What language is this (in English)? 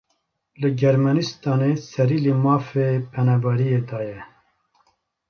Kurdish